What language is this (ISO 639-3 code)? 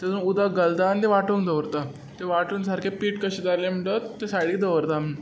kok